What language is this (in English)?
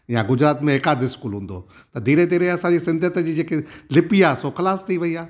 Sindhi